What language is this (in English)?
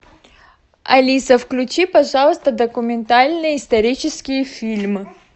Russian